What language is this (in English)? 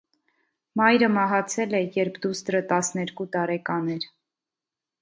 Armenian